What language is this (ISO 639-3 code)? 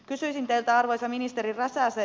fin